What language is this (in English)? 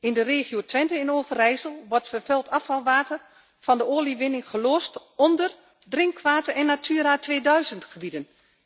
Dutch